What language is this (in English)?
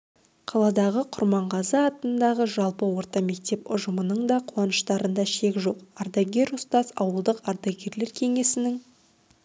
Kazakh